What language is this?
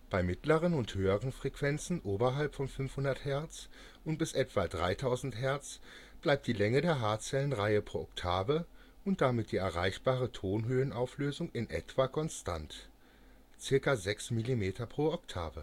German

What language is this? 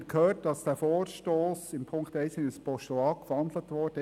Swiss German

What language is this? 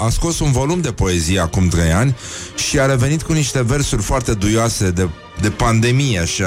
Romanian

